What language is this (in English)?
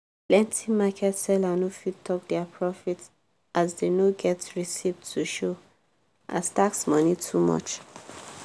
Nigerian Pidgin